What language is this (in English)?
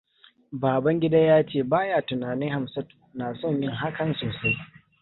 Hausa